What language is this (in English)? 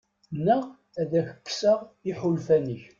Kabyle